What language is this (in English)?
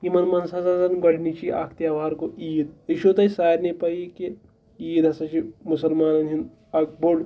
Kashmiri